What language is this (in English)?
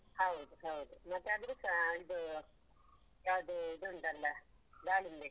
Kannada